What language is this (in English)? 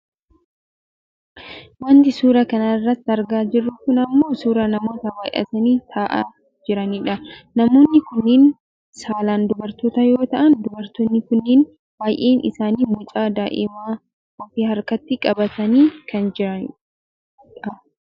Oromo